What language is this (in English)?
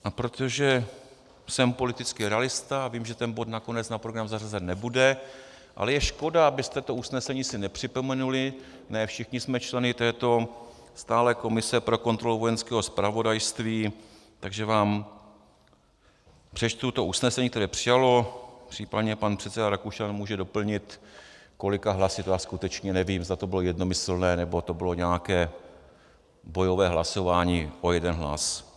Czech